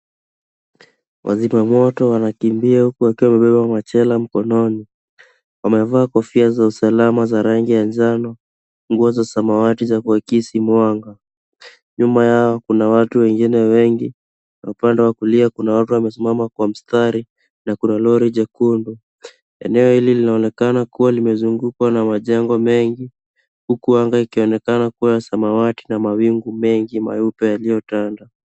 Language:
Swahili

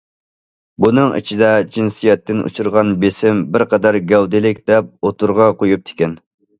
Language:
Uyghur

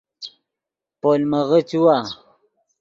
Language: Yidgha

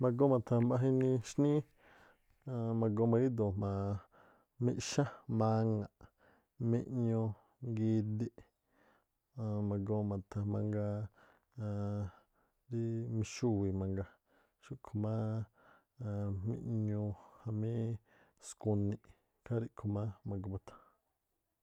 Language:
Tlacoapa Me'phaa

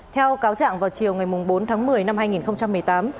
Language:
Vietnamese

